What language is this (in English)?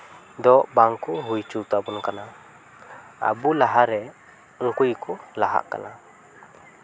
Santali